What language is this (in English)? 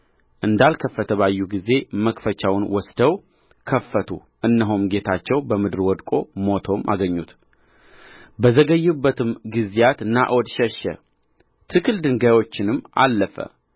Amharic